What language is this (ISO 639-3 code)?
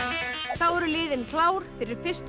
isl